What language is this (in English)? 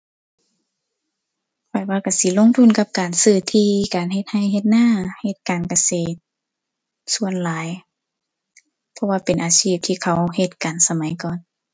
Thai